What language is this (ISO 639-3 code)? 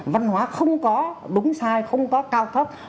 vie